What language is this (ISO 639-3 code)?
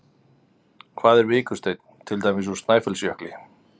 isl